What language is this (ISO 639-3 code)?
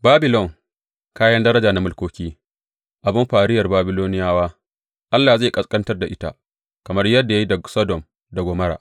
hau